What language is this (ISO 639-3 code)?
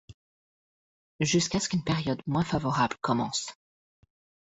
fra